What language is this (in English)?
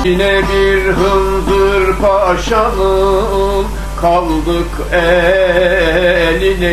Turkish